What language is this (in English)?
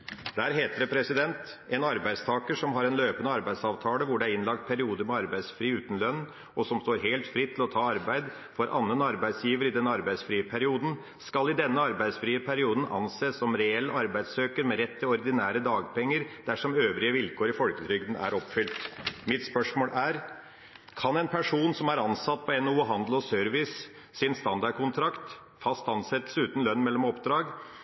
Norwegian Bokmål